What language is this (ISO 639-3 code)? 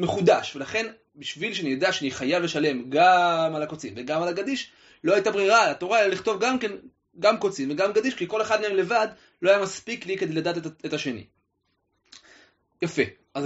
heb